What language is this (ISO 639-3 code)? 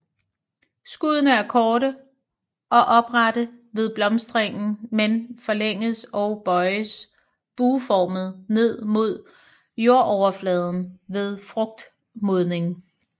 dan